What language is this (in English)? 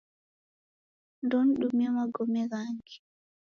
Taita